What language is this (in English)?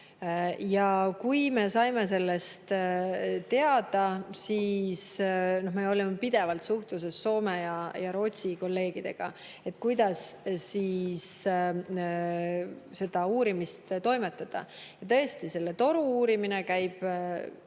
Estonian